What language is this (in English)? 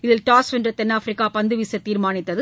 Tamil